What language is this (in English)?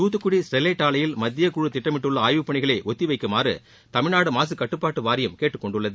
Tamil